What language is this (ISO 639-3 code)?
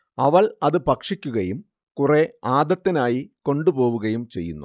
mal